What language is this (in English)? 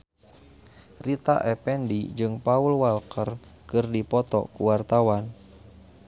Sundanese